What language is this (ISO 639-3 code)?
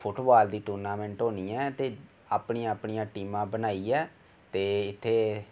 doi